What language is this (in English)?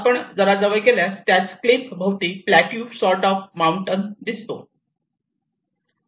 Marathi